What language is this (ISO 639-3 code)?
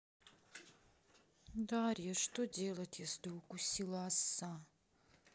rus